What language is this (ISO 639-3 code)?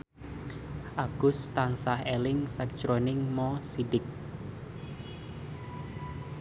jav